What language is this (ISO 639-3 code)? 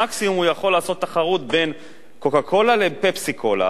heb